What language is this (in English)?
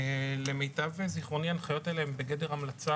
Hebrew